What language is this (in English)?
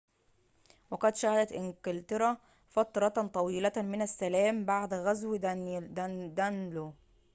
Arabic